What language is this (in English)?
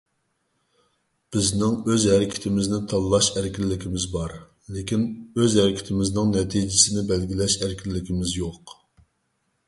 Uyghur